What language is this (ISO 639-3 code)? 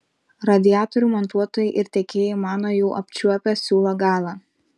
lit